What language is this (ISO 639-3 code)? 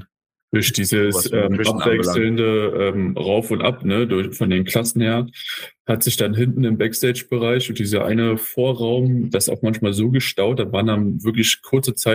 deu